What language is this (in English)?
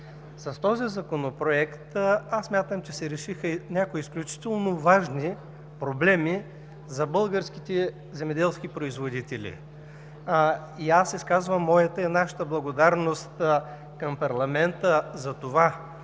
Bulgarian